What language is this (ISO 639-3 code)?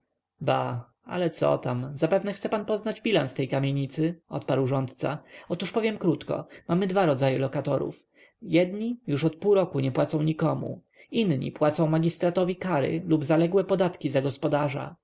pol